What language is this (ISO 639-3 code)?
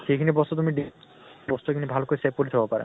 asm